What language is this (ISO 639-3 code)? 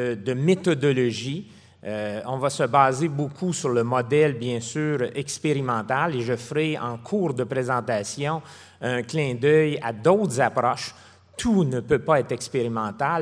fra